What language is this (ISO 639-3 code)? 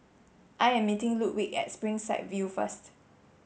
eng